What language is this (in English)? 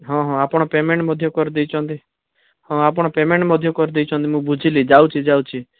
Odia